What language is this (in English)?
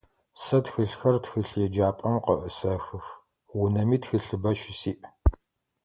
Adyghe